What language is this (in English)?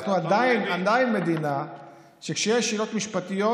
Hebrew